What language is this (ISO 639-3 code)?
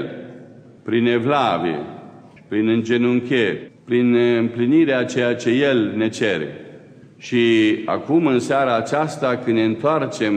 ron